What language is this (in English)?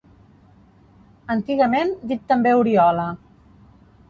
Catalan